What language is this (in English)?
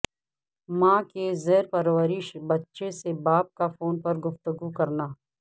Urdu